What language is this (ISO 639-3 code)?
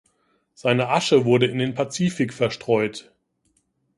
deu